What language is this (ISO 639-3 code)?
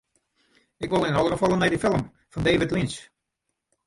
fry